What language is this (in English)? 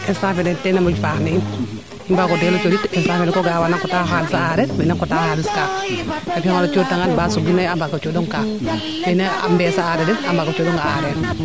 Serer